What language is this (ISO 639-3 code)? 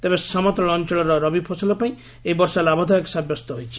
ori